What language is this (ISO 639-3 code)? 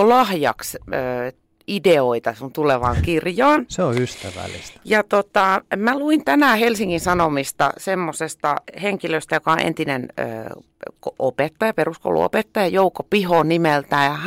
fin